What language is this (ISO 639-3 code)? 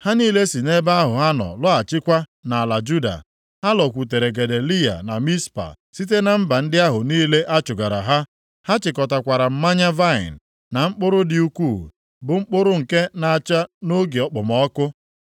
ibo